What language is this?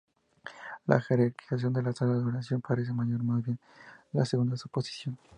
Spanish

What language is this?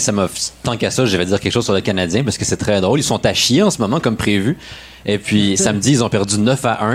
French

